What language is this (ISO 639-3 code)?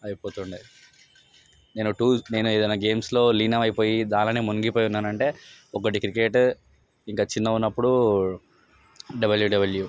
tel